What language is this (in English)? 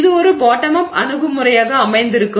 Tamil